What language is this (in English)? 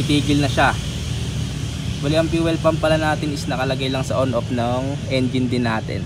Filipino